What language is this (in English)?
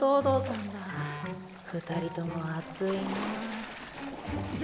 Japanese